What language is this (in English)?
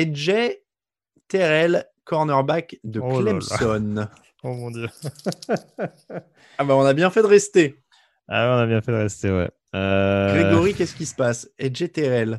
French